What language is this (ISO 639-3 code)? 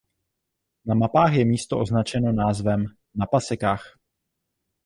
ces